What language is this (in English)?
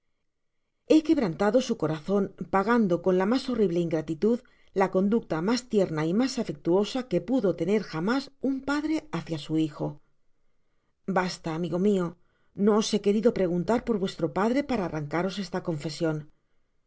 Spanish